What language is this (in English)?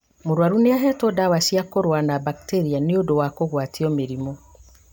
Kikuyu